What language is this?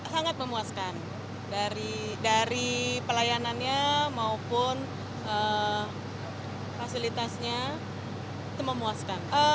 Indonesian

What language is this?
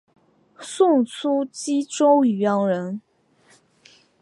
Chinese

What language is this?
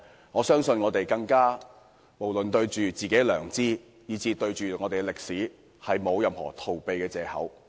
Cantonese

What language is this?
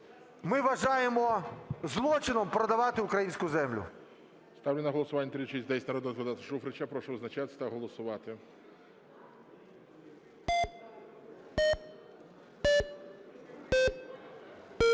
Ukrainian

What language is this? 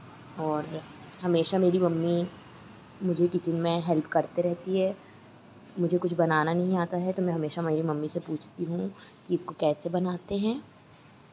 Hindi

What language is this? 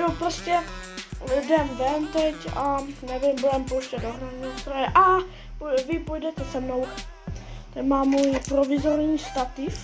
Czech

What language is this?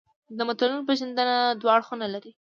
Pashto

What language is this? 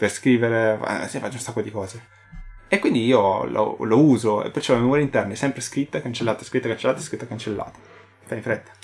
Italian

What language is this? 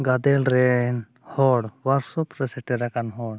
Santali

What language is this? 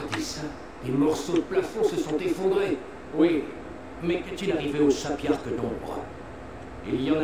French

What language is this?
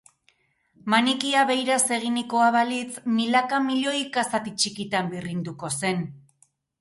Basque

